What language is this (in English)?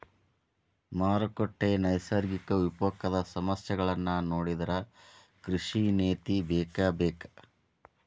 Kannada